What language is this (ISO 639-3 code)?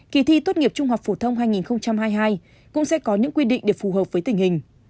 vie